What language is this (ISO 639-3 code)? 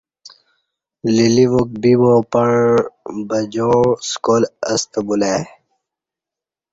bsh